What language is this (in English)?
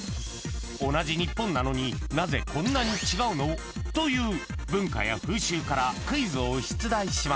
Japanese